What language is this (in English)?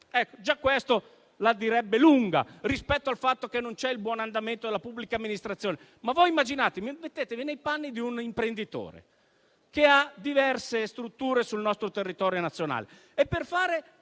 Italian